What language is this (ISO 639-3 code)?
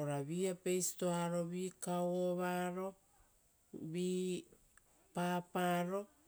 roo